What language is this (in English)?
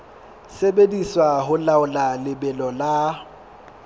Southern Sotho